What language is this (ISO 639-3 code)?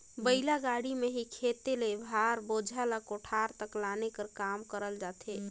hne